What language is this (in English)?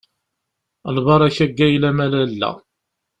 Kabyle